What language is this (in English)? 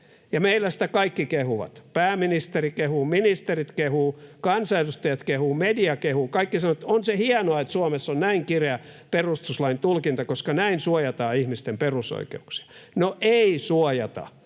Finnish